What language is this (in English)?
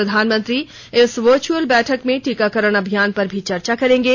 Hindi